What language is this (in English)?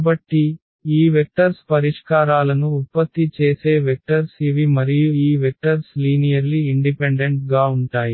Telugu